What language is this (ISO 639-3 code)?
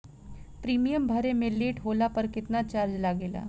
bho